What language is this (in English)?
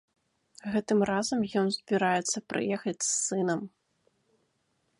Belarusian